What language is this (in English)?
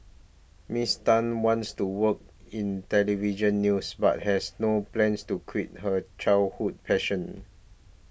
English